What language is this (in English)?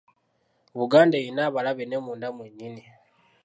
Ganda